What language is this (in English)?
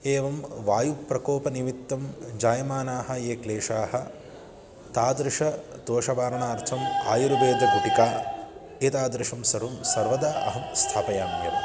Sanskrit